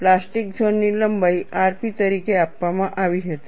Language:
Gujarati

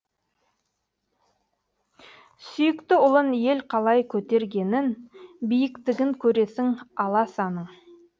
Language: Kazakh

